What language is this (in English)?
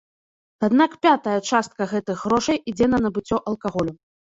Belarusian